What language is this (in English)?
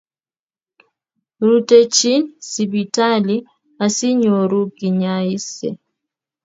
Kalenjin